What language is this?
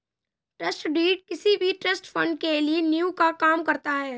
Hindi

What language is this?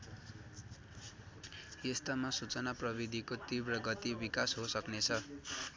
Nepali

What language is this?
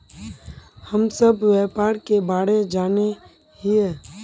Magahi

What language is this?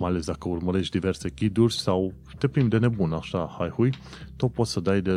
Romanian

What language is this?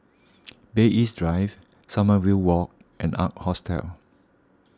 English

